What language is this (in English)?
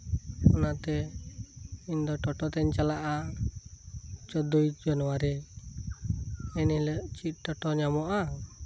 Santali